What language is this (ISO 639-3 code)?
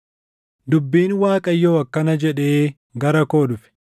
orm